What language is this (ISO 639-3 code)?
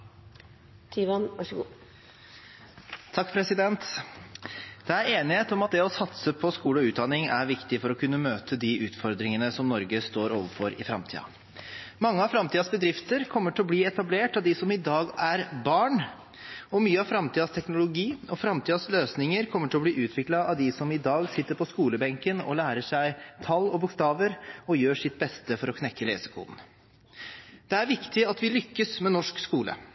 nob